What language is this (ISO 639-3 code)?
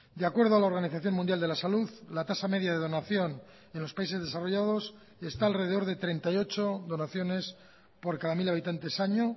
spa